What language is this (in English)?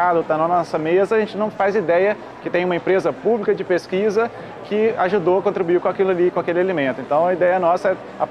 Portuguese